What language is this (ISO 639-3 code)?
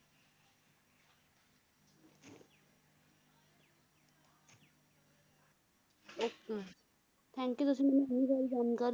pan